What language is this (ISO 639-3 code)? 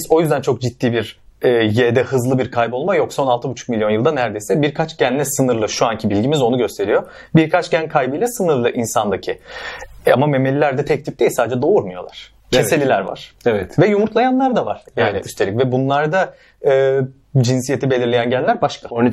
tur